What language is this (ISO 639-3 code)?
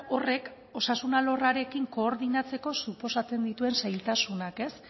eus